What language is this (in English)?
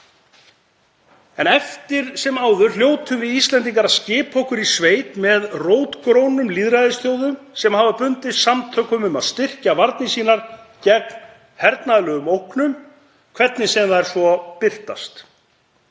Icelandic